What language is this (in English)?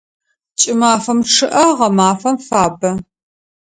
Adyghe